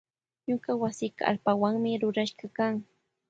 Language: Loja Highland Quichua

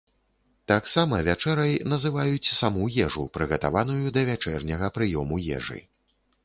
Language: Belarusian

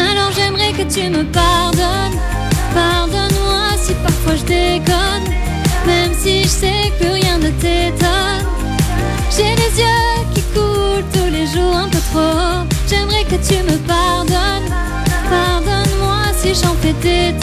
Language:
French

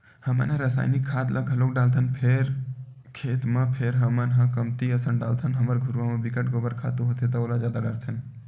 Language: Chhattisgarhi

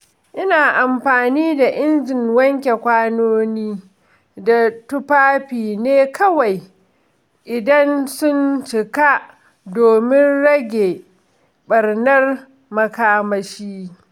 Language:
Hausa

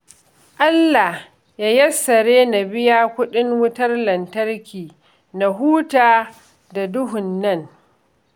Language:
Hausa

